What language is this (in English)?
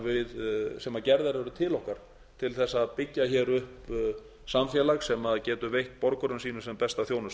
Icelandic